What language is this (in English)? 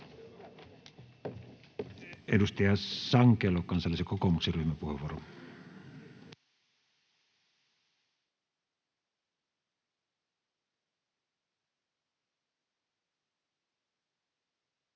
Finnish